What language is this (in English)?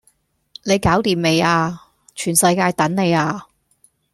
Cantonese